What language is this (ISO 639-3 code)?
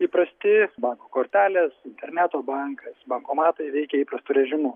lit